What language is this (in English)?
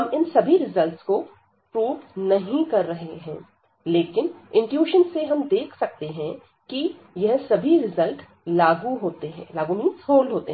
Hindi